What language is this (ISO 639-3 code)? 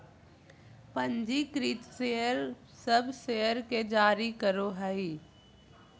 mag